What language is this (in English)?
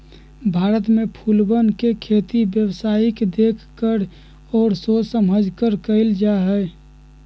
Magahi